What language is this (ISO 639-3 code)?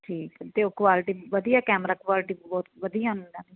pan